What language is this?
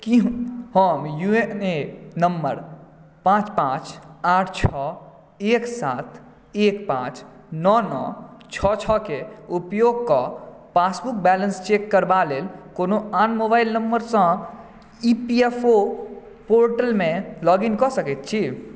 Maithili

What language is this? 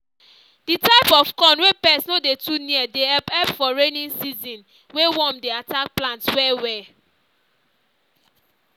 Nigerian Pidgin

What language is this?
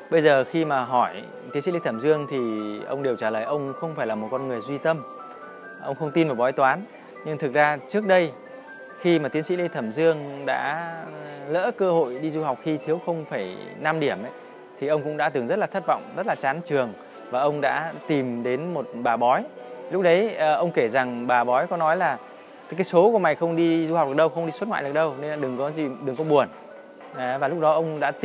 Vietnamese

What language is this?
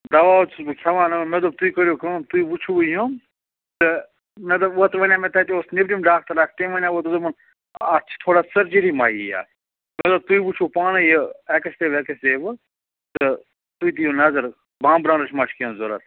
Kashmiri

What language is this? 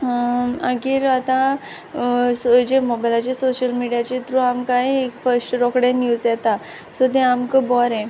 Konkani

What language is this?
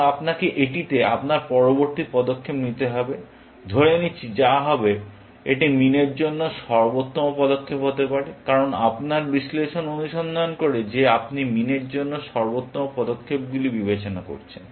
Bangla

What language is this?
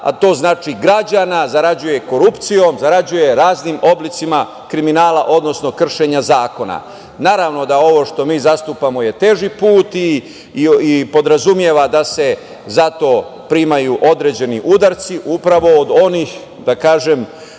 Serbian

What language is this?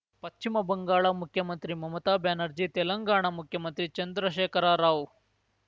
Kannada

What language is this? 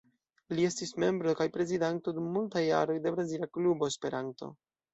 Esperanto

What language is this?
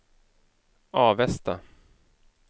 Swedish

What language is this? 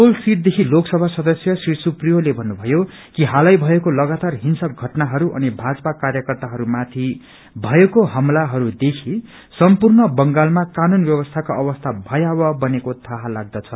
Nepali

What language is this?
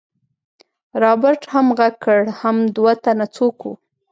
Pashto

